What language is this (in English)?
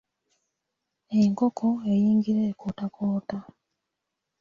Ganda